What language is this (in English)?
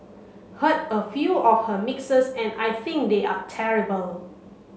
English